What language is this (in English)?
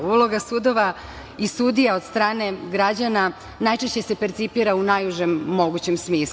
Serbian